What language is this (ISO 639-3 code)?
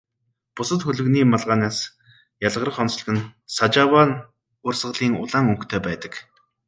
mon